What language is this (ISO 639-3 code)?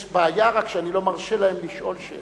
heb